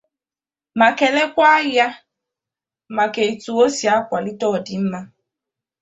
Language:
Igbo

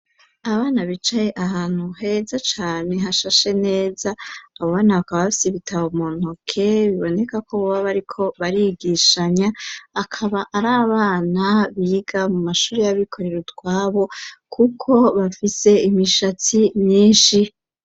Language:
Rundi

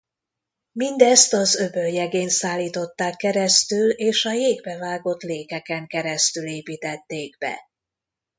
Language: Hungarian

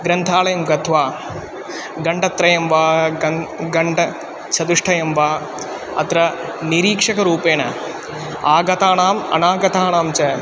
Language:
Sanskrit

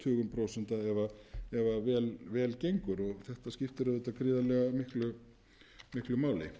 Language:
Icelandic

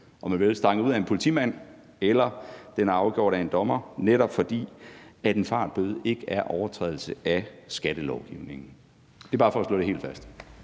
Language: Danish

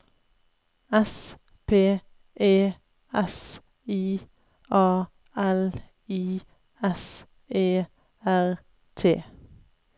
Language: Norwegian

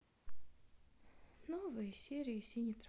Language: Russian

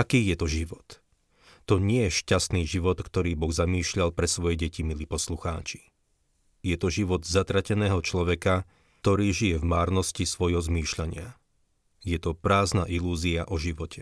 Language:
Slovak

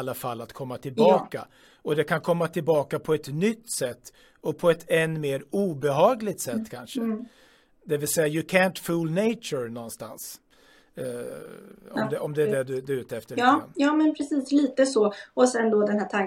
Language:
Swedish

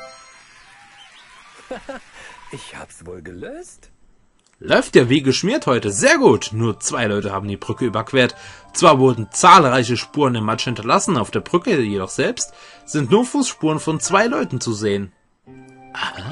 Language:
German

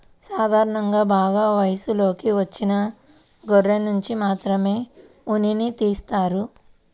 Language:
Telugu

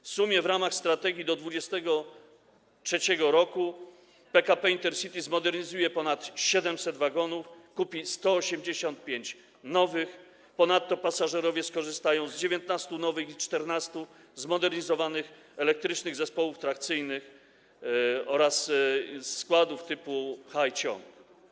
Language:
Polish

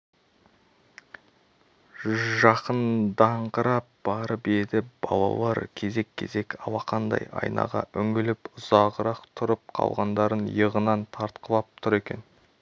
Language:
Kazakh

